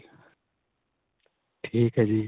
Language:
Punjabi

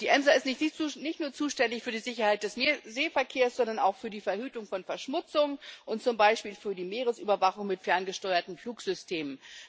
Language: German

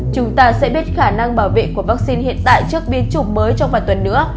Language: Vietnamese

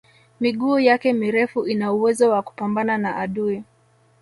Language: Swahili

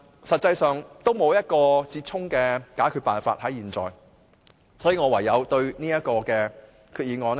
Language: Cantonese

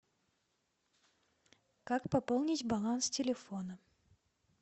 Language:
Russian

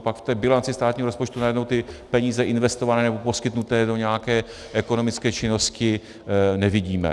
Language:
Czech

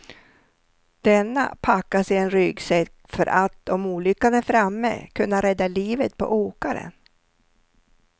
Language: Swedish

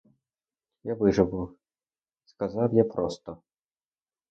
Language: Ukrainian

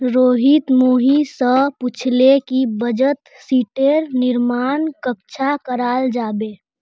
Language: Magahi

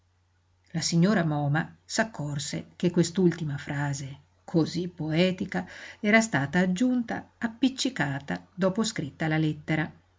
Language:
Italian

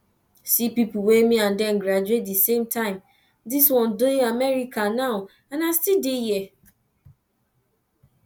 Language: Nigerian Pidgin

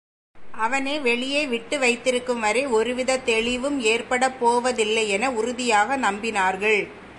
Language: Tamil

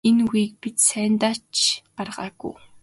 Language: Mongolian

